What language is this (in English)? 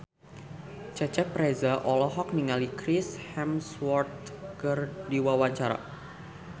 Sundanese